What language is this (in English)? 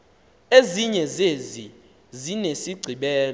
Xhosa